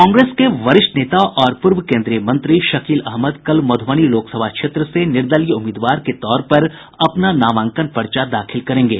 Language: Hindi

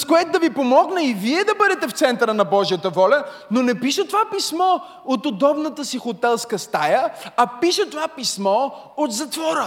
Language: Bulgarian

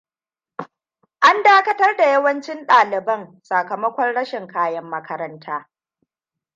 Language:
Hausa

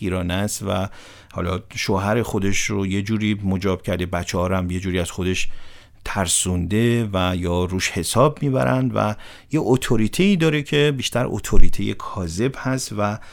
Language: Persian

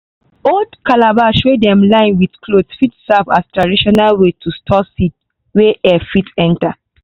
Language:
Nigerian Pidgin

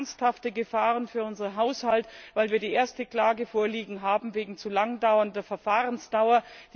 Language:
German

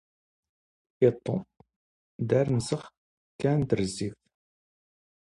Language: Standard Moroccan Tamazight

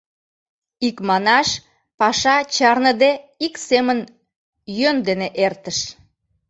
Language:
Mari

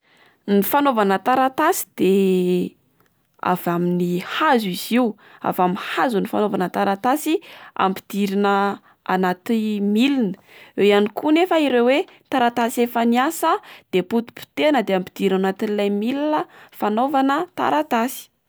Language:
Malagasy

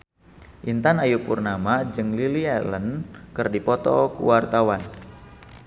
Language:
Sundanese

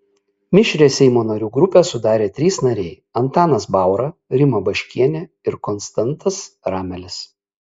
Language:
Lithuanian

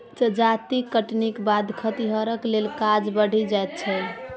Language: Maithili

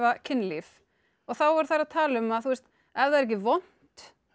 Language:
Icelandic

